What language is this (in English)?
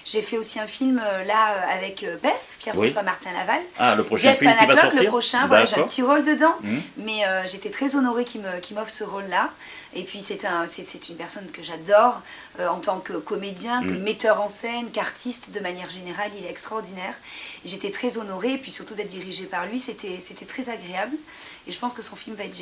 French